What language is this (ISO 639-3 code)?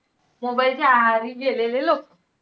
mar